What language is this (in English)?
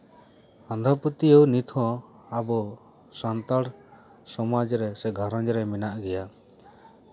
Santali